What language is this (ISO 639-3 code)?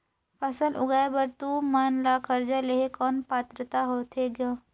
hne